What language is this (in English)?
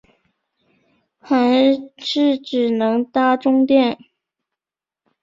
Chinese